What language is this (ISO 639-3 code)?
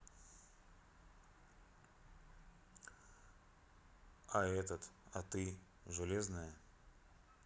rus